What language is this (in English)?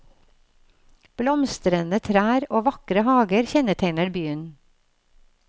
Norwegian